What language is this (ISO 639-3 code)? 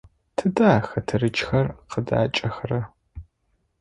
ady